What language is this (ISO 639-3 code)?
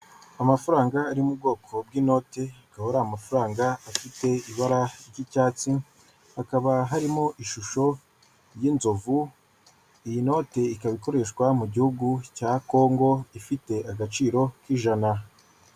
kin